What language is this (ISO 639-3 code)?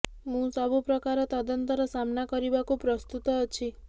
ori